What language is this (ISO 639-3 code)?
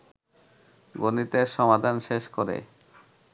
ben